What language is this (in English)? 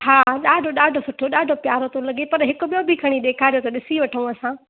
Sindhi